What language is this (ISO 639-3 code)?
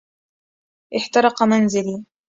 ara